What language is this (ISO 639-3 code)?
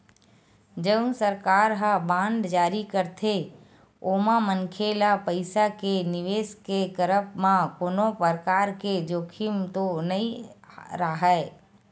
hne